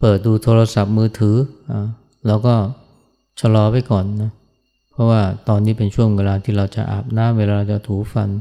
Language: Thai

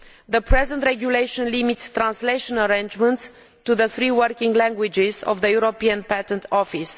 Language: English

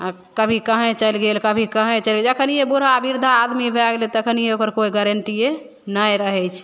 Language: Maithili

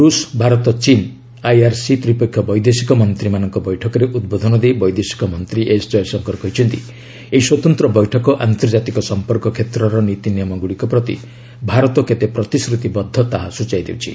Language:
Odia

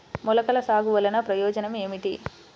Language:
Telugu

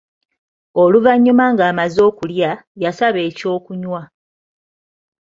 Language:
Ganda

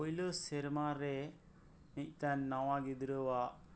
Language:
Santali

